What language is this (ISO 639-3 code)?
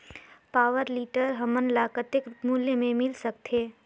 hne